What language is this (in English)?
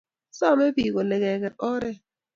Kalenjin